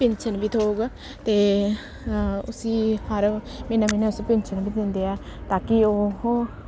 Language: Dogri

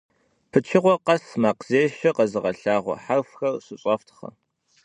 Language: Kabardian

